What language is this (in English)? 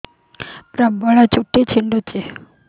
Odia